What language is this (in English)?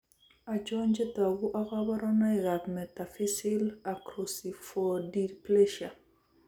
Kalenjin